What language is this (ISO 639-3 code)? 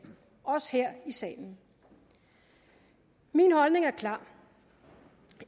dan